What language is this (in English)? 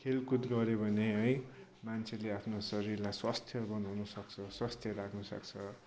Nepali